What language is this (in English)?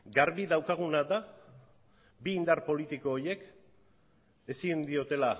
Basque